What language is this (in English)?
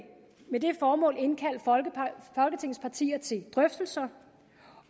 Danish